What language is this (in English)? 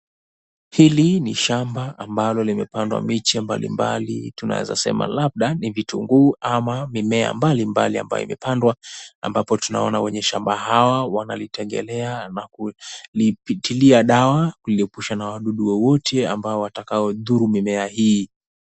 Swahili